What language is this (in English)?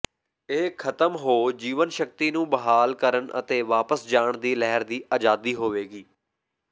Punjabi